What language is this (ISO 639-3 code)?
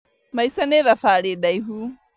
kik